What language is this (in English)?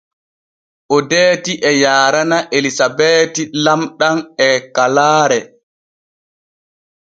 Borgu Fulfulde